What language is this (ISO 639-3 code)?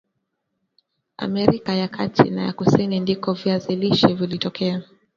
swa